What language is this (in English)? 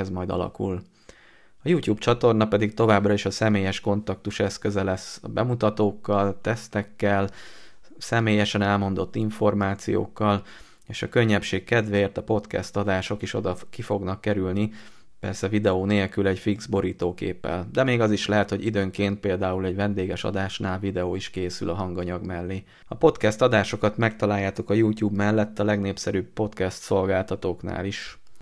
Hungarian